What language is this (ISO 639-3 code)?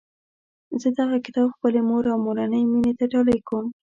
pus